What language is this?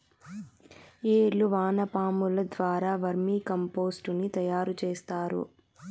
Telugu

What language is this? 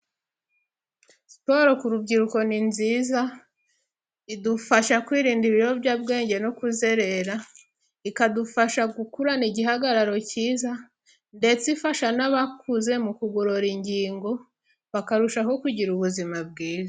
Kinyarwanda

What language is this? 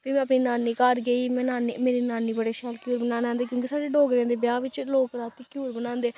Dogri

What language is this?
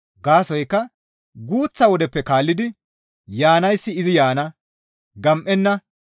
Gamo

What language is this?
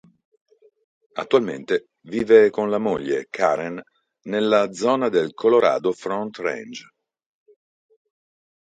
Italian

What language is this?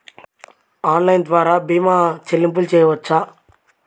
Telugu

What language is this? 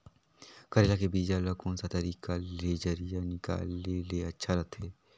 Chhattisgarhi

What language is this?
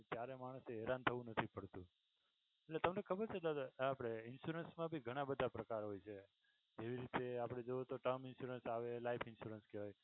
Gujarati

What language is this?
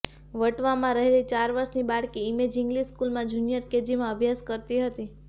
Gujarati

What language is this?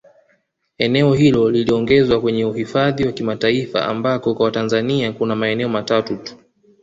Swahili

